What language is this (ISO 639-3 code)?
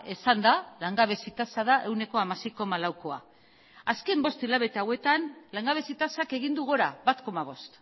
eus